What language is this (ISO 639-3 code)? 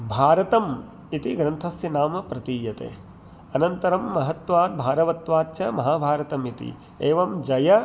san